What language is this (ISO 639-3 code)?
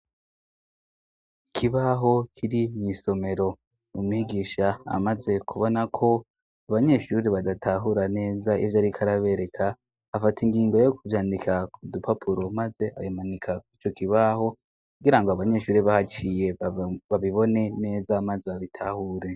run